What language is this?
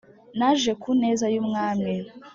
Kinyarwanda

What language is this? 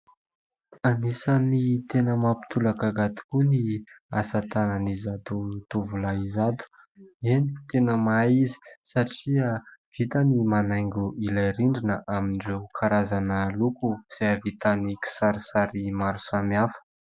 Malagasy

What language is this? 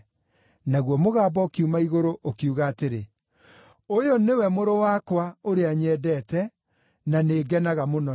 Kikuyu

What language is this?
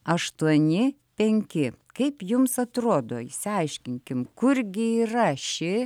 Lithuanian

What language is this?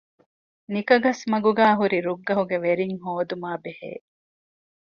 Divehi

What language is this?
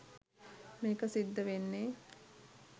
Sinhala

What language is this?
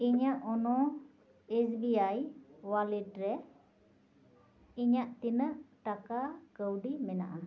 Santali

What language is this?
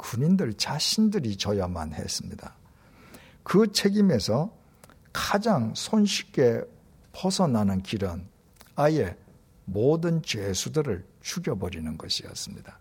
Korean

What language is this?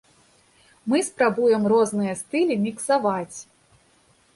Belarusian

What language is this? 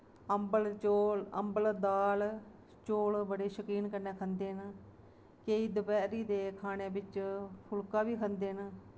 Dogri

